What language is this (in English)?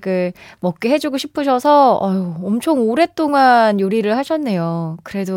Korean